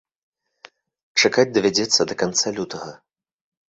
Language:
Belarusian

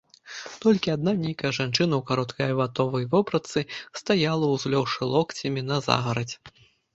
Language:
Belarusian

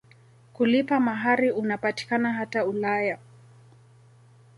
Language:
Swahili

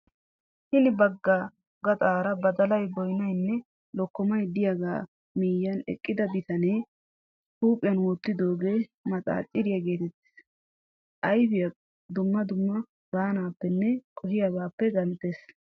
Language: Wolaytta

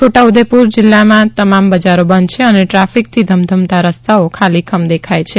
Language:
Gujarati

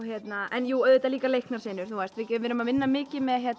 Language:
Icelandic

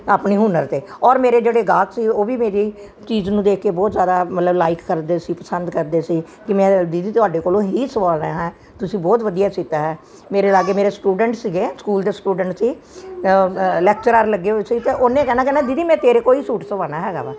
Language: Punjabi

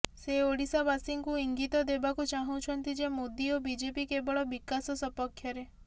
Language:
Odia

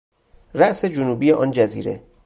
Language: Persian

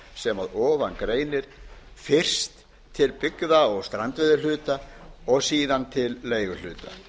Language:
Icelandic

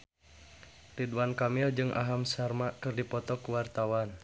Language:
Sundanese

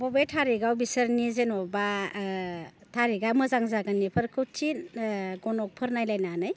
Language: Bodo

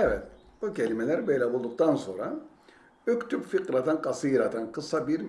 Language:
Turkish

